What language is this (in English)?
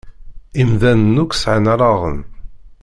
Kabyle